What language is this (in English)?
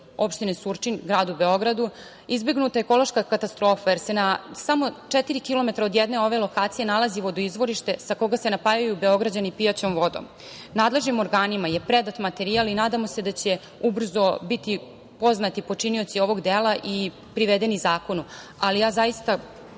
Serbian